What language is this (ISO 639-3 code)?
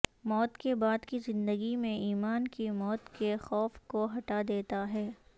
urd